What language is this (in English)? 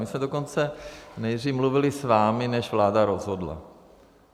Czech